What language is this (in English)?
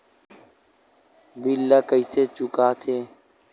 Chhattisgarhi